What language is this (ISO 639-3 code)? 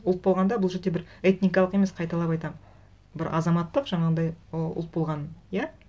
kaz